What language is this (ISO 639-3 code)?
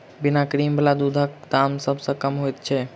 mai